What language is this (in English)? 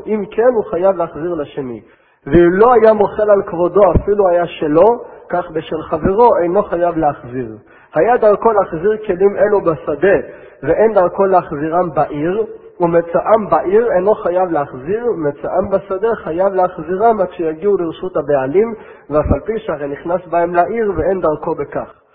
Hebrew